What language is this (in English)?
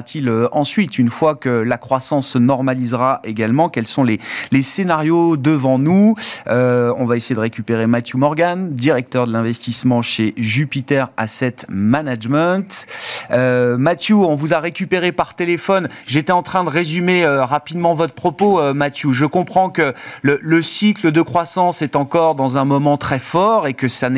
French